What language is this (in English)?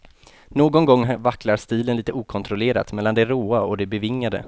Swedish